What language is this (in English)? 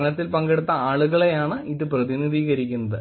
Malayalam